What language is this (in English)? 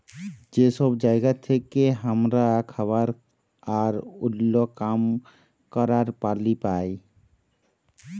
Bangla